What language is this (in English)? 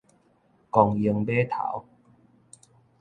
Min Nan Chinese